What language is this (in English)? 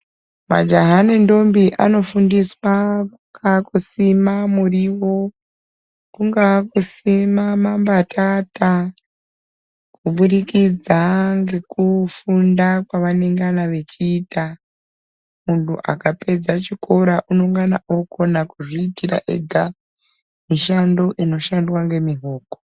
Ndau